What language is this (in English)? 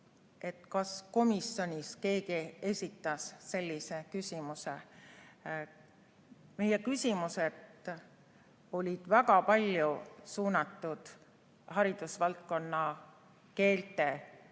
Estonian